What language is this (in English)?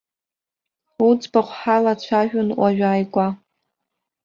Abkhazian